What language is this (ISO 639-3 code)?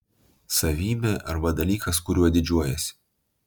lit